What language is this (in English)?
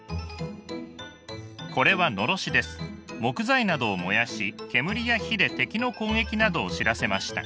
Japanese